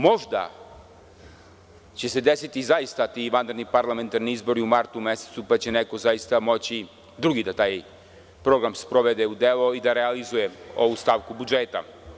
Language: Serbian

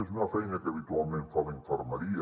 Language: Catalan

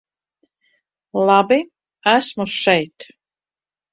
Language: Latvian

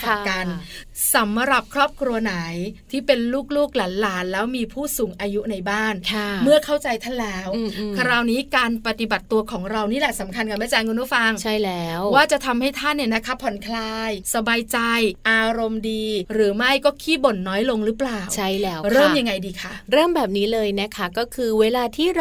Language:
Thai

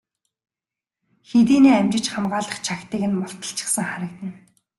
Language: Mongolian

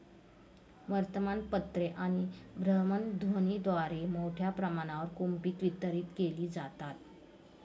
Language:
Marathi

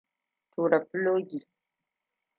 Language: Hausa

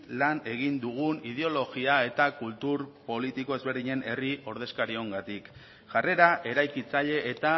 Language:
Basque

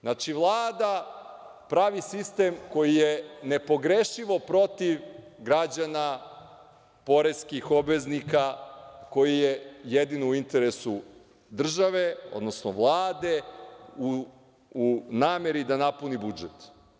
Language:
Serbian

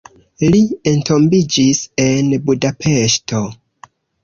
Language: Esperanto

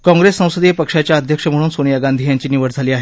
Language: Marathi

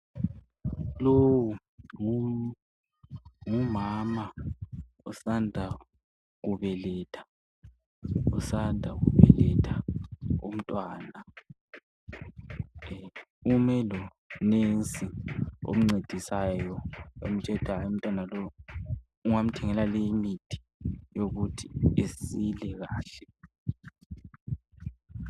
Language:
North Ndebele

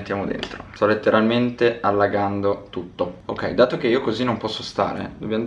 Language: Italian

